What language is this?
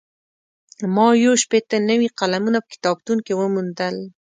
Pashto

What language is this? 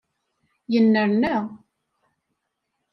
Kabyle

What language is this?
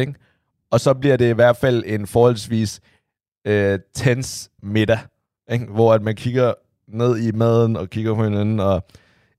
Danish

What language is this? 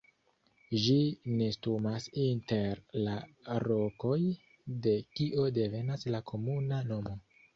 Esperanto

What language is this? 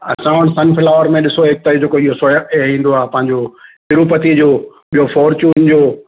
Sindhi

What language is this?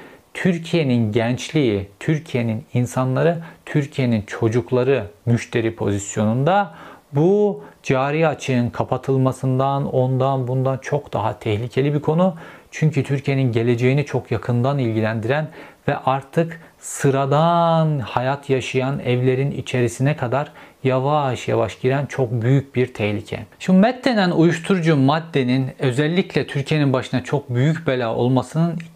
Turkish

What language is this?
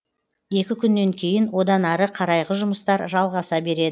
Kazakh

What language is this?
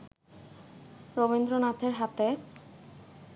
Bangla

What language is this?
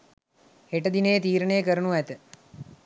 Sinhala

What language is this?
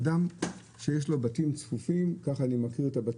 Hebrew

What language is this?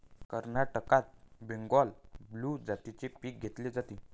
Marathi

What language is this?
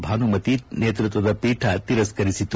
Kannada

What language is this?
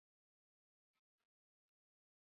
Swahili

